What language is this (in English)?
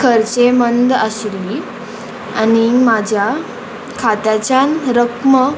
Konkani